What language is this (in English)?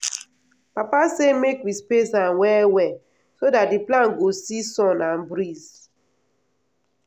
Nigerian Pidgin